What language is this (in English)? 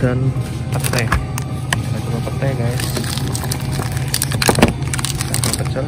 Indonesian